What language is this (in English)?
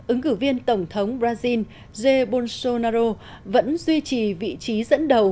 Vietnamese